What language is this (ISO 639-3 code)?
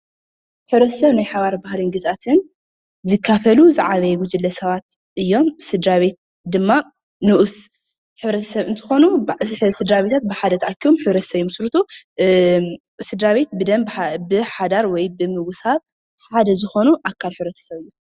tir